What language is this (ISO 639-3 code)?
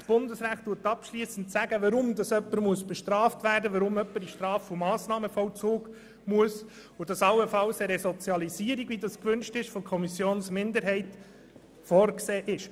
gsw